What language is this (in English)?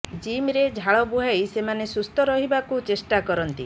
Odia